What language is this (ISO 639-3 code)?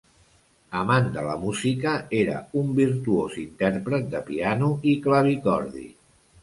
cat